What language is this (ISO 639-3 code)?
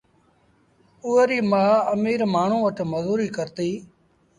sbn